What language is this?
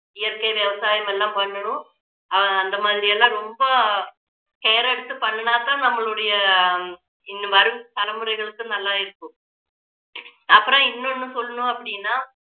Tamil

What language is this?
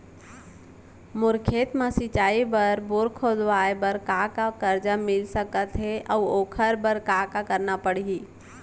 Chhattisgarhi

